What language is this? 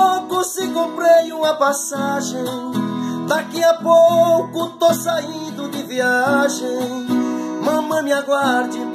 Portuguese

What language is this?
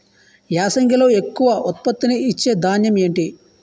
Telugu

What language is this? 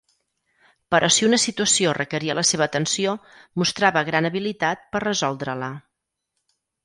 Catalan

